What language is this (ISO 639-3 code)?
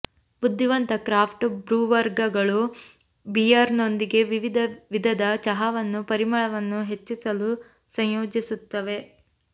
kan